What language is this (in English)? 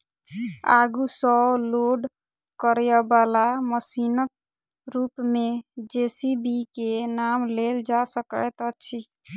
Maithili